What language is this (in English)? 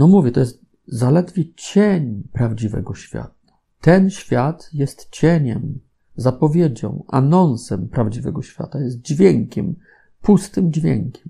Polish